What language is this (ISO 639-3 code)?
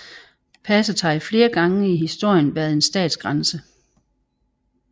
dan